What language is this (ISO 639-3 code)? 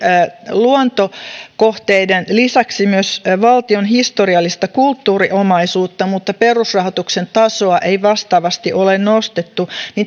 fin